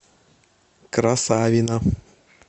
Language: Russian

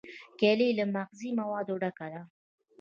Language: Pashto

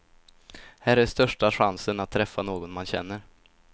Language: Swedish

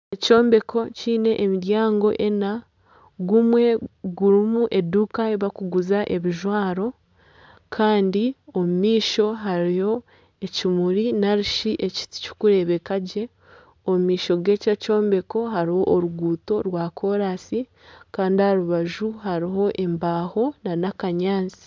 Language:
Nyankole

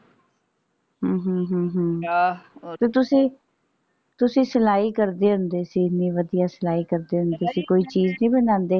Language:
Punjabi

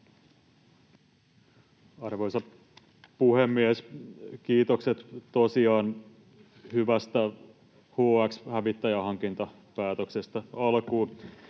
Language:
Finnish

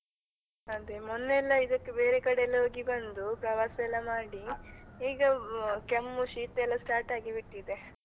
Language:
Kannada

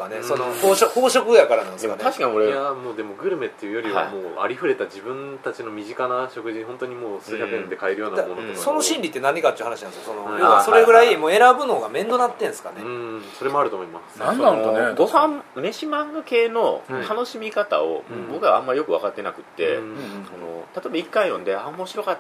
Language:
Japanese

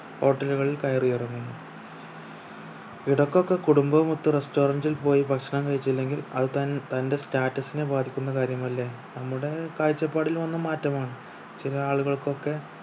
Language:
Malayalam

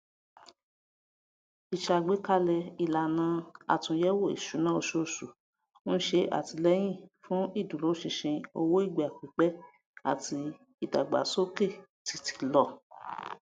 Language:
Yoruba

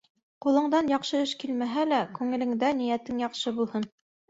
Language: Bashkir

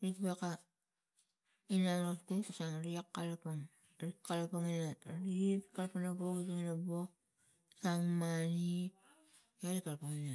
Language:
Tigak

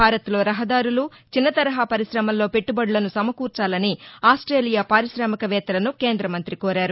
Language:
Telugu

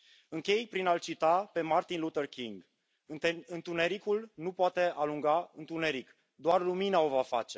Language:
Romanian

